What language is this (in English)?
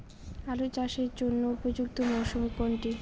Bangla